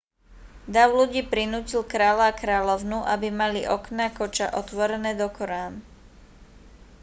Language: Slovak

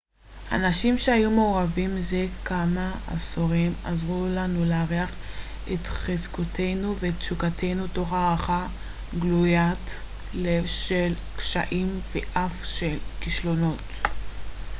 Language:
Hebrew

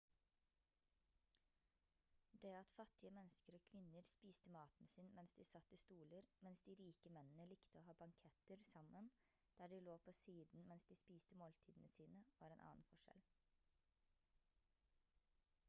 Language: Norwegian Bokmål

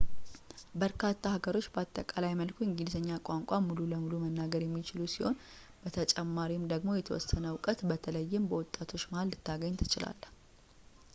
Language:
Amharic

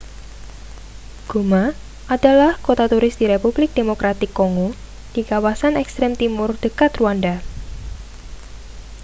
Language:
Indonesian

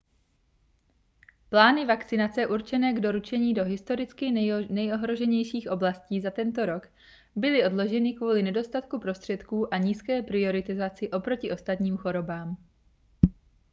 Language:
Czech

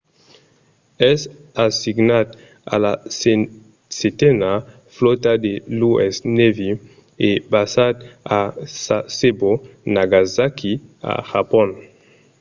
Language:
Occitan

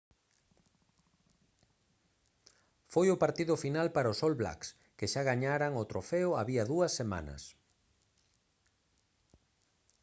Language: Galician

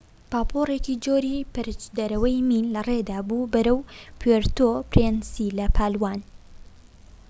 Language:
Central Kurdish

